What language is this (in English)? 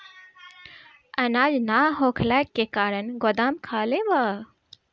Bhojpuri